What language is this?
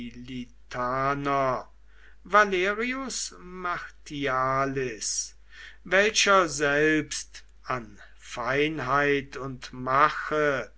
German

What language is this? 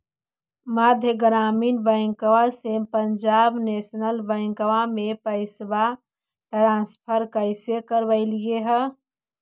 Magahi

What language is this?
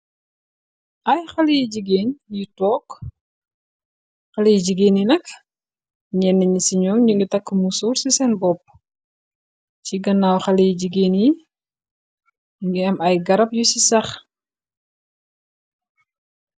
Wolof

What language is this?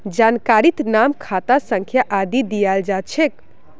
Magahi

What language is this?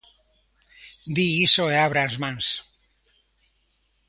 Galician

